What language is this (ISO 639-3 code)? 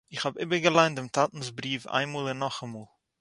yid